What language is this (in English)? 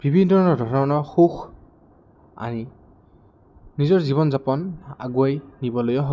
Assamese